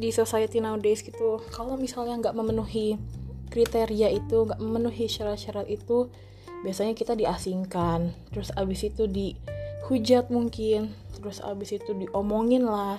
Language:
Indonesian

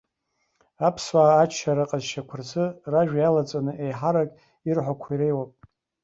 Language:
Abkhazian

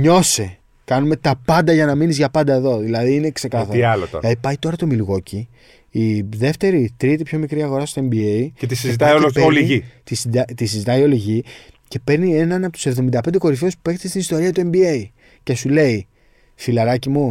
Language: Greek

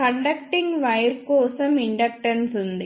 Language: Telugu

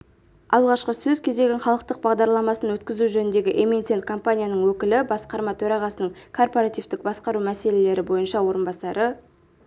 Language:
Kazakh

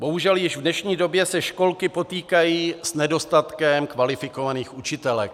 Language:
Czech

